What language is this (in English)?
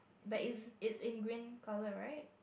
English